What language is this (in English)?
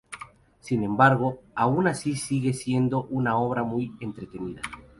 Spanish